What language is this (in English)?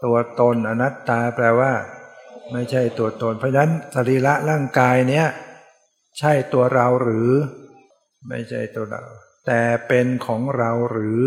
Thai